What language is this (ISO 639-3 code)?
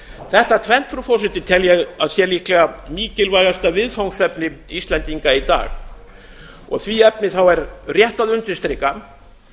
isl